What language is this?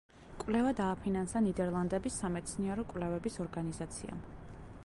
Georgian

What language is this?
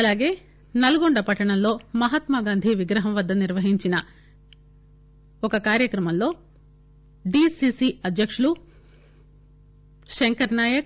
Telugu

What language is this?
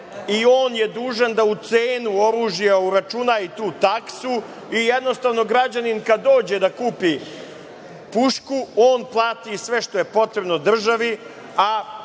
Serbian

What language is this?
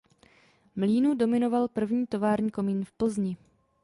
Czech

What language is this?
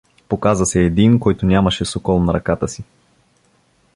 Bulgarian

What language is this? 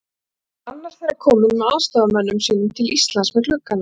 Icelandic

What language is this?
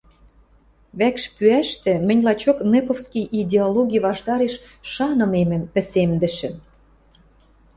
Western Mari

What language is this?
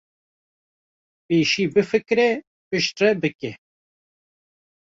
Kurdish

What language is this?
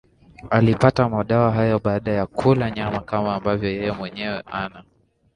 Swahili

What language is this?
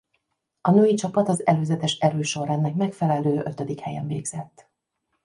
Hungarian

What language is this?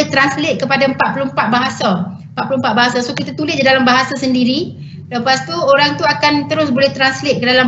Malay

